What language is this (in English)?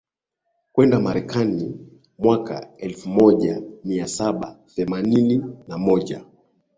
Swahili